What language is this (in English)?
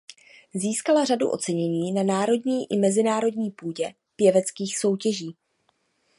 Czech